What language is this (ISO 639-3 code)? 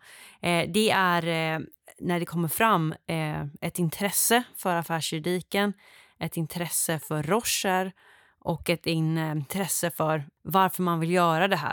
swe